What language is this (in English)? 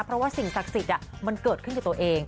Thai